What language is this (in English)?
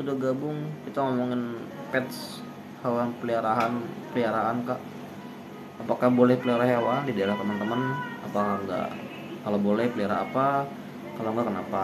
Indonesian